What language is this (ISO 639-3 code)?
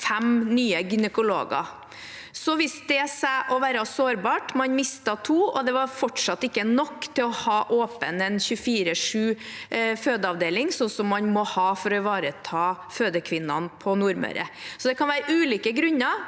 nor